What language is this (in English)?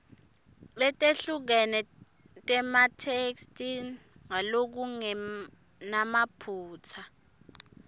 Swati